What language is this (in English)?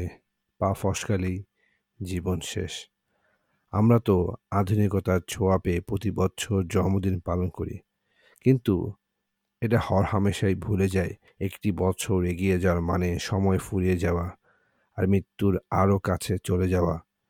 Bangla